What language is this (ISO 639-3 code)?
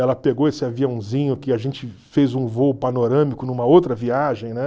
por